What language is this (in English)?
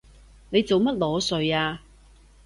Cantonese